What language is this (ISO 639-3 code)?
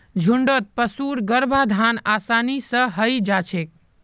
mag